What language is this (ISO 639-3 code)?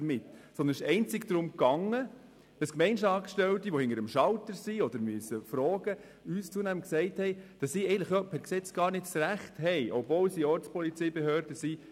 gsw